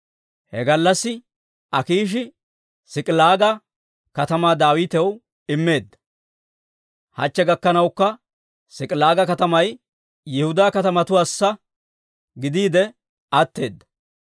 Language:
Dawro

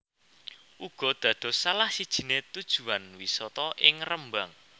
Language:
Javanese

